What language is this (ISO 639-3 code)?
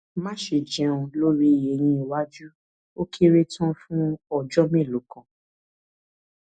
yor